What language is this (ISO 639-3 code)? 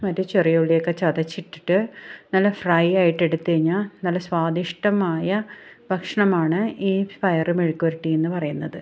mal